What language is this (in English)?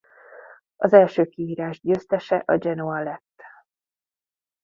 Hungarian